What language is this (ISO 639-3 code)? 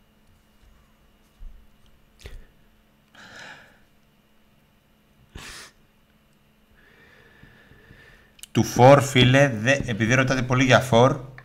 ell